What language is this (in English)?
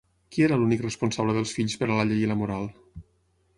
Catalan